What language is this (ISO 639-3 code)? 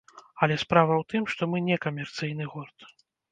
bel